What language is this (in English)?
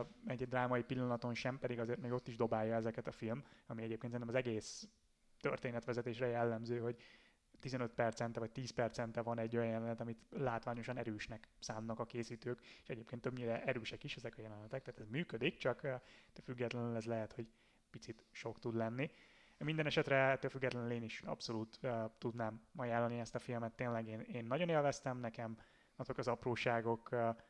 Hungarian